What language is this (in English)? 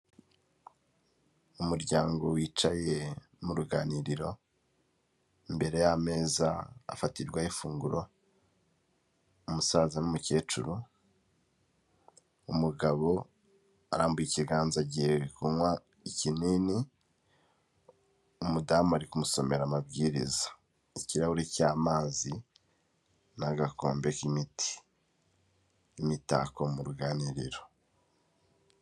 Kinyarwanda